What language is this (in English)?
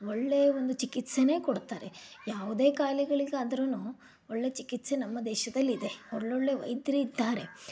Kannada